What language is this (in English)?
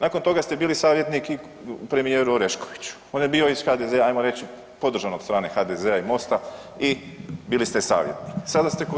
Croatian